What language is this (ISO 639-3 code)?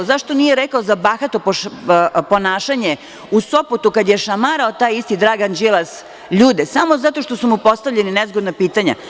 srp